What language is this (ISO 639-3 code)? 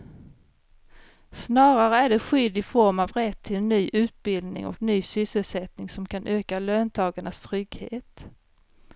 swe